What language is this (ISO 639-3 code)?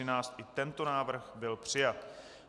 ces